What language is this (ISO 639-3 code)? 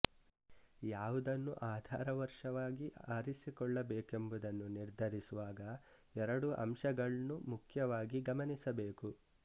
kan